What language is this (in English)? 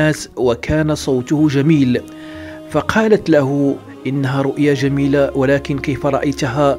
Arabic